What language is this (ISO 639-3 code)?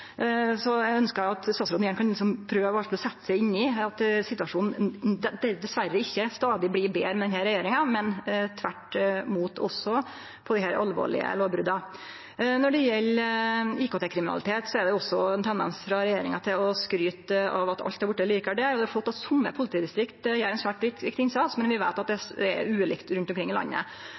nno